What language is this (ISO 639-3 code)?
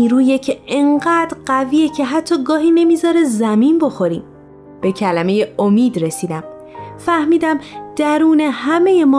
fas